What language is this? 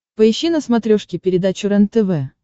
Russian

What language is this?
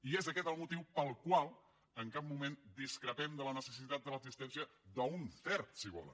Catalan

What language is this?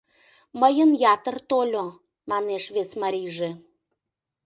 Mari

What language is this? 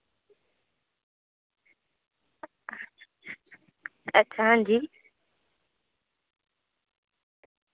Dogri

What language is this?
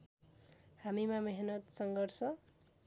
Nepali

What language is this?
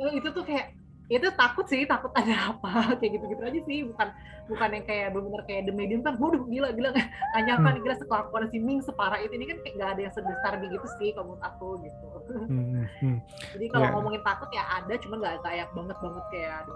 Indonesian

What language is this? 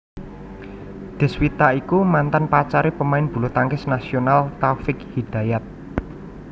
Javanese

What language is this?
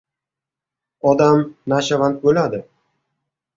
Uzbek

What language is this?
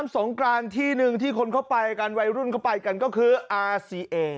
Thai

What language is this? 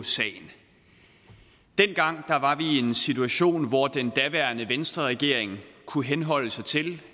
Danish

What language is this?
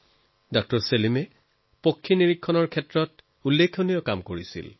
Assamese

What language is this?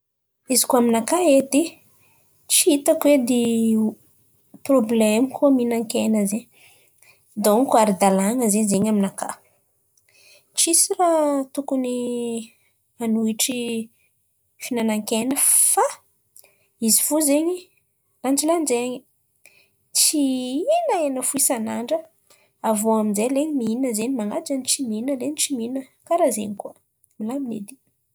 Antankarana Malagasy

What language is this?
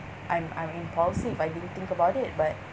English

